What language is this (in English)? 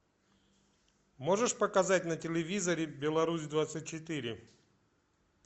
Russian